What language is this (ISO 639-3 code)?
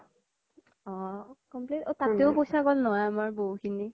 asm